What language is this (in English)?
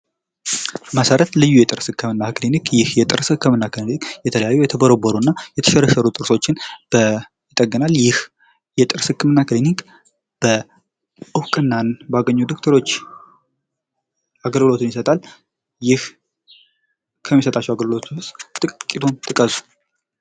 Amharic